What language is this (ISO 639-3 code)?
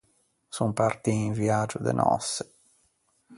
lij